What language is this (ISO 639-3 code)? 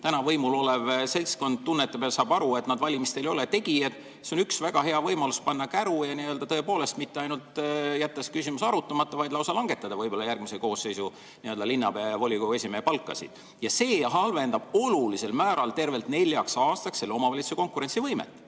est